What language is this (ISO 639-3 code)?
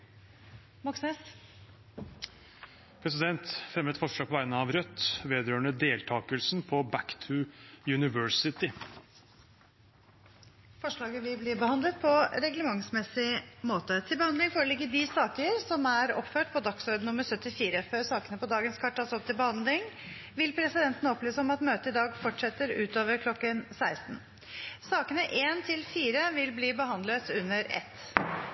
nor